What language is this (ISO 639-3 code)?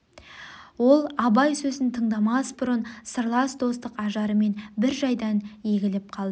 kaz